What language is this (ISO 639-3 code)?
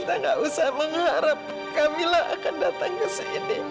ind